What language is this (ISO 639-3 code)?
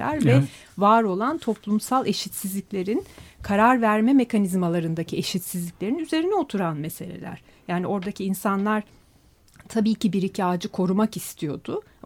tur